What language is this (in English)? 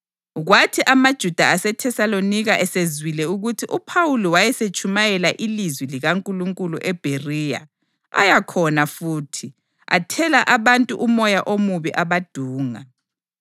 North Ndebele